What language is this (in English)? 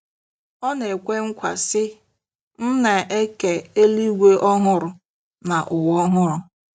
Igbo